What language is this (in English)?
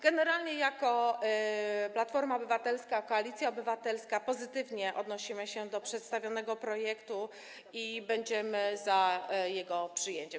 Polish